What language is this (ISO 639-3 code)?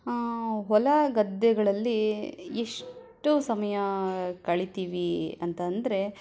kan